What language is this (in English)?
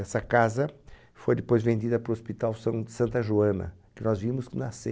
Portuguese